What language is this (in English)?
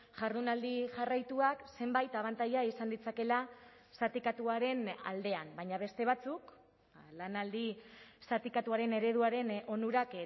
Basque